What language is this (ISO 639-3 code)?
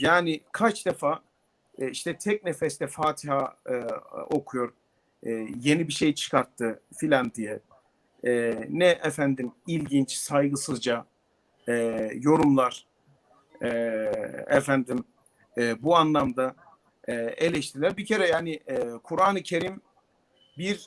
tur